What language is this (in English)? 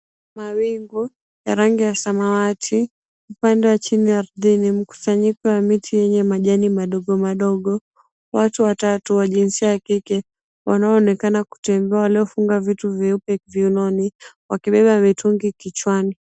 Swahili